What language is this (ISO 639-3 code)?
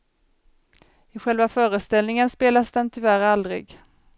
swe